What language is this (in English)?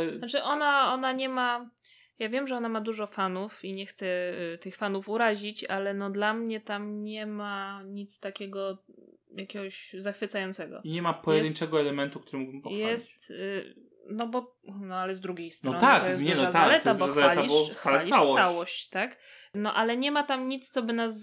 Polish